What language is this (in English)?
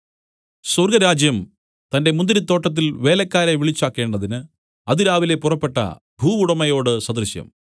Malayalam